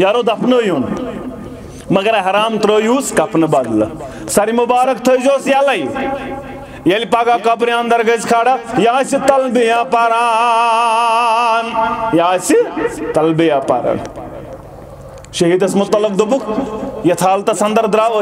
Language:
Turkish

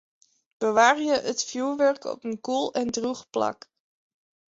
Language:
Western Frisian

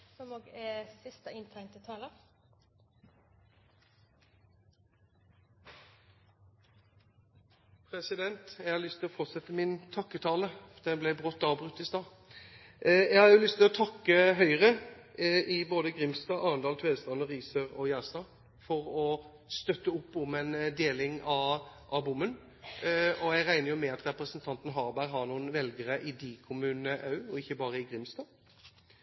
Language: Norwegian Bokmål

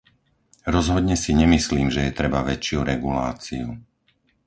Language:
Slovak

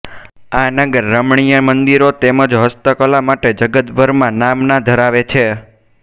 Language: Gujarati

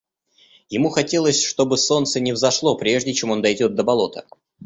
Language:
Russian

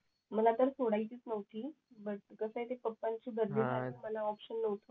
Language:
Marathi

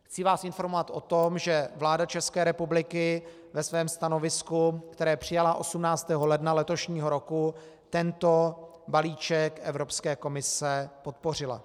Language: Czech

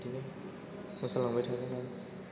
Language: Bodo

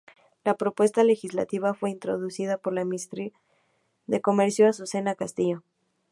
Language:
Spanish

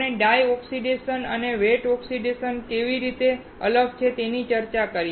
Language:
Gujarati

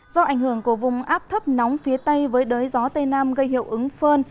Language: Vietnamese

